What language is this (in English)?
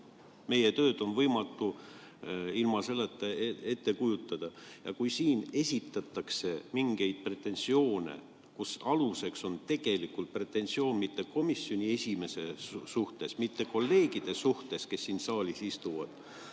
Estonian